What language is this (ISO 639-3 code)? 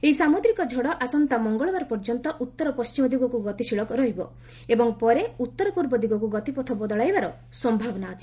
ori